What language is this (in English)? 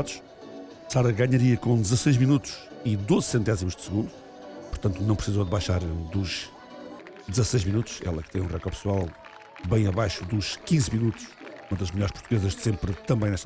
Portuguese